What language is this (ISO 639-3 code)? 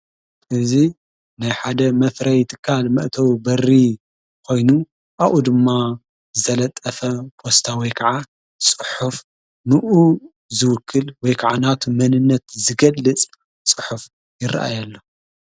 tir